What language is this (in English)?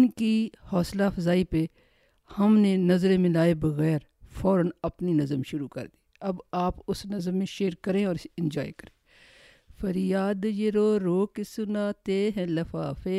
Urdu